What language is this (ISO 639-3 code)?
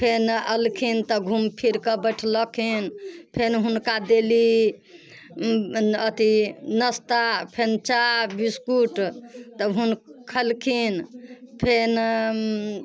mai